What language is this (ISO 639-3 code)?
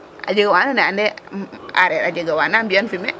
srr